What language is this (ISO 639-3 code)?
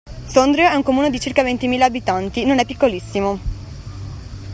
ita